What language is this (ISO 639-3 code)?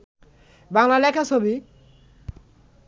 ben